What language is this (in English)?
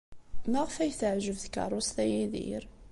Kabyle